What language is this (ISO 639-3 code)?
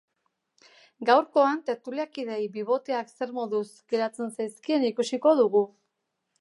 eus